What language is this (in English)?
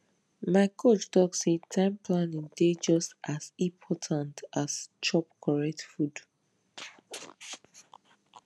Nigerian Pidgin